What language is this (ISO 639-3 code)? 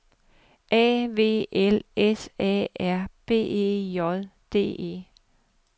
dan